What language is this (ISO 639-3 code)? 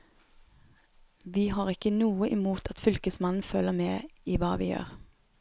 nor